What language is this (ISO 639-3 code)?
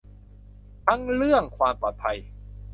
tha